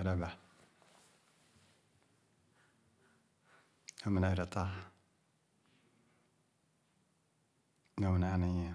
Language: Khana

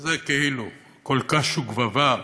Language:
Hebrew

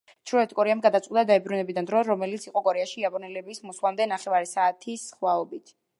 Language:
Georgian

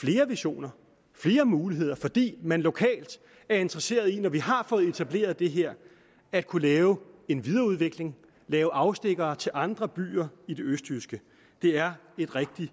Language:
Danish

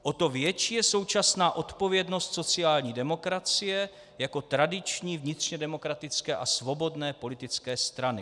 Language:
Czech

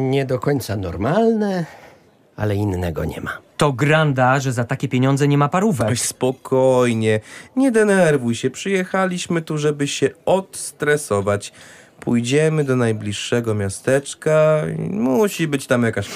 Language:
Polish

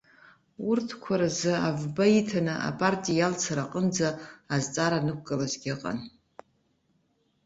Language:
Abkhazian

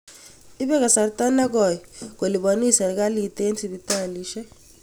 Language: Kalenjin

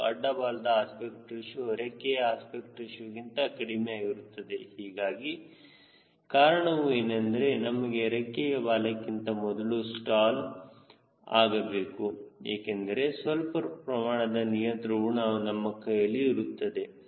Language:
Kannada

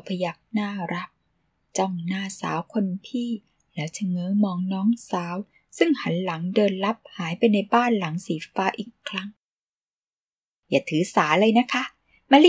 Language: Thai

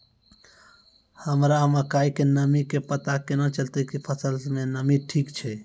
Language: Maithili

